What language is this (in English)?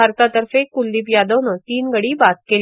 Marathi